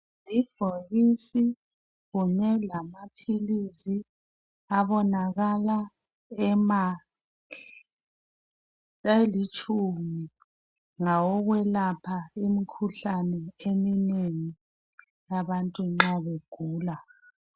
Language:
North Ndebele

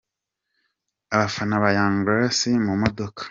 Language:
Kinyarwanda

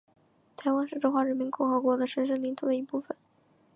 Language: Chinese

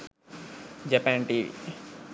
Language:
Sinhala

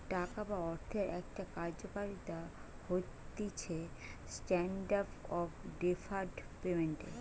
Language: Bangla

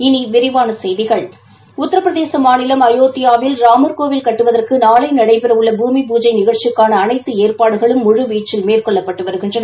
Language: Tamil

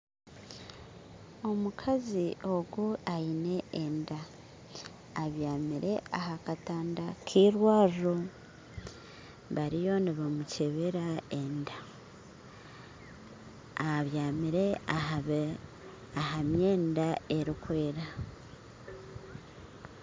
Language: Nyankole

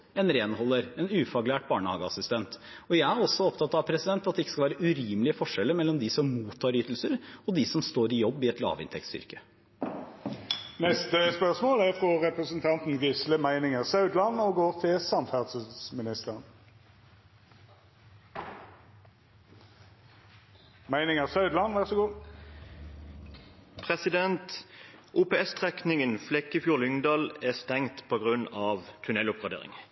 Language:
Norwegian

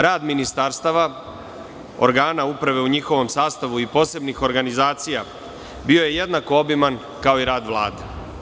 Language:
Serbian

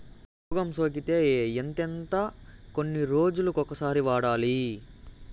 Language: Telugu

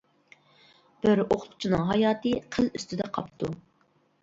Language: Uyghur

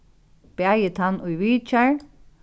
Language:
Faroese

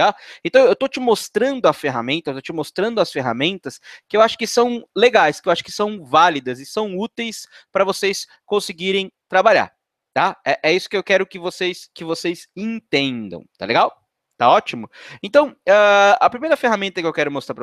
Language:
Portuguese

